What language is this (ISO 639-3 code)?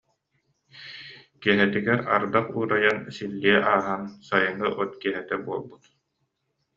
sah